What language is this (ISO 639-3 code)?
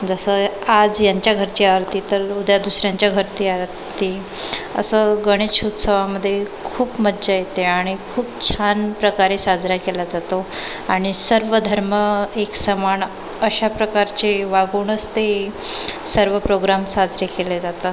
mar